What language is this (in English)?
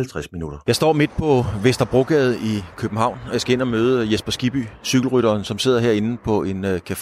Danish